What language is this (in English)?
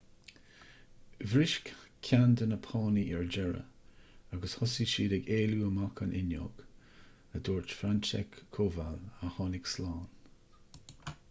Irish